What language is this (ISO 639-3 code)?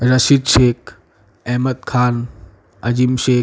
guj